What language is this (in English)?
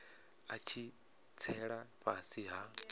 Venda